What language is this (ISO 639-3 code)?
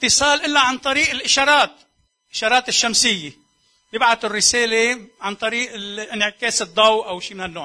ara